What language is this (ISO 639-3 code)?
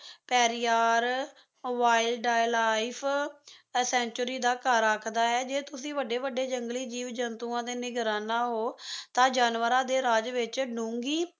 pan